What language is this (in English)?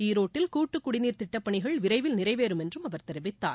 Tamil